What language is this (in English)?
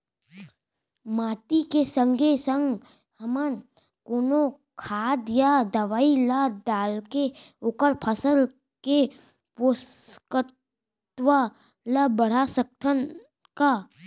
Chhattisgarhi